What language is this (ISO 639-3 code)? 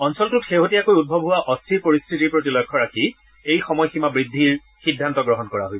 asm